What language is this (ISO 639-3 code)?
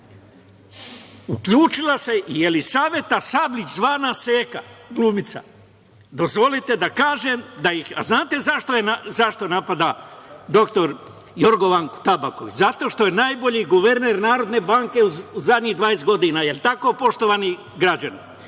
srp